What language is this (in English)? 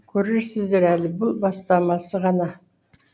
Kazakh